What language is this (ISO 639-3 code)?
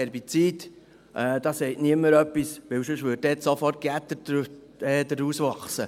gsw